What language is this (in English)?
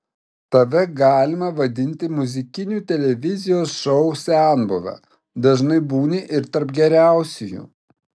Lithuanian